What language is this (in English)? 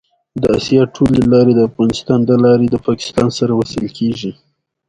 Pashto